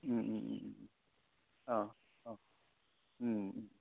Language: Bodo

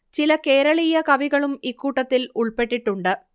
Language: Malayalam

